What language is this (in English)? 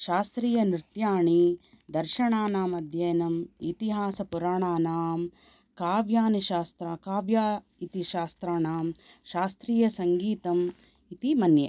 Sanskrit